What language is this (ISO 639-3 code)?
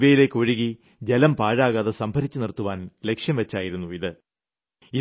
mal